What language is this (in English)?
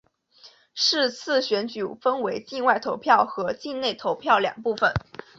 Chinese